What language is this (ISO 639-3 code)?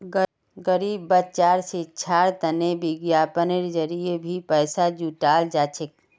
mag